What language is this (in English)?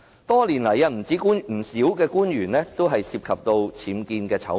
Cantonese